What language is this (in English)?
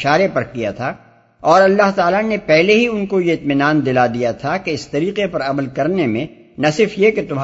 Urdu